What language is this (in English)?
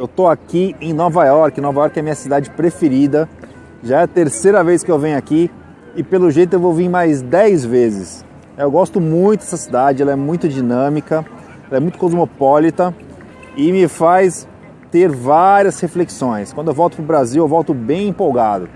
Portuguese